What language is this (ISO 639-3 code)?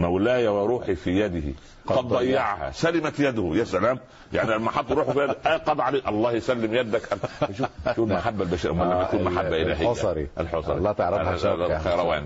ara